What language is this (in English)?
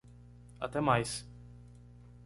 Portuguese